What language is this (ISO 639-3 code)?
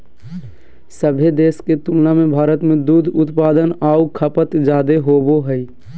mag